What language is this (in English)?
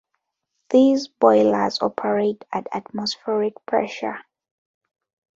English